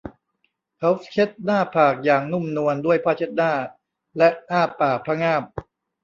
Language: Thai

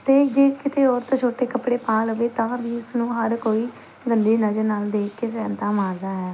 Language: Punjabi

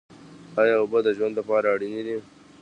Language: Pashto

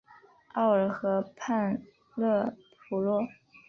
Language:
Chinese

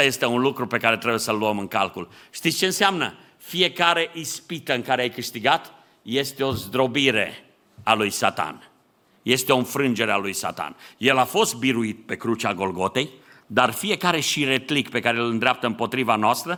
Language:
Romanian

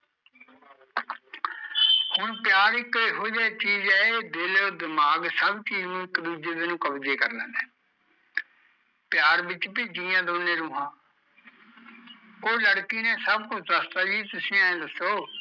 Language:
Punjabi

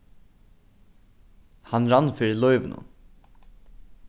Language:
Faroese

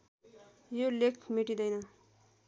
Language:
Nepali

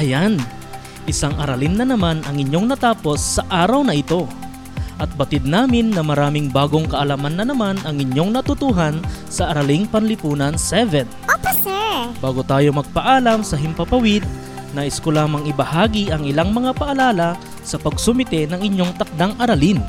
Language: Filipino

